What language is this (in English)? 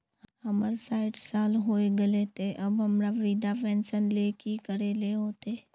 Magahi